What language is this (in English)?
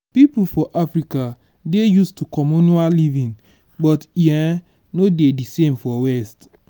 Nigerian Pidgin